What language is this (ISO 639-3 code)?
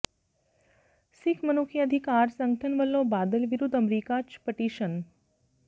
pan